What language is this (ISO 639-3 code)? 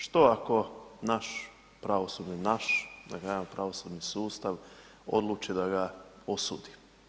hrv